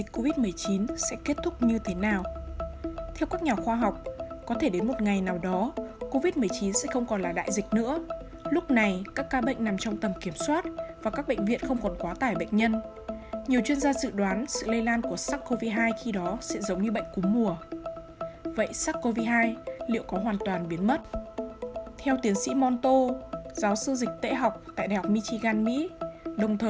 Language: Vietnamese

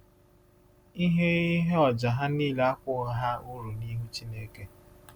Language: Igbo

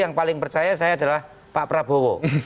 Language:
Indonesian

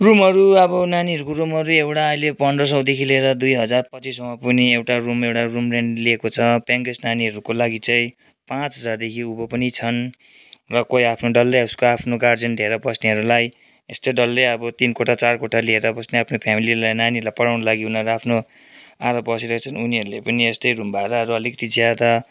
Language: Nepali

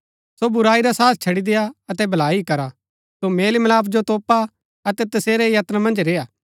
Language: Gaddi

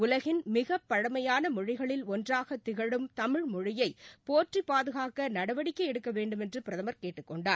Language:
Tamil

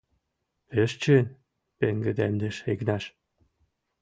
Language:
Mari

